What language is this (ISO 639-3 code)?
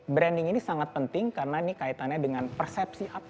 ind